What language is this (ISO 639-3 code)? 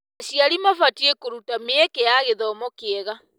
kik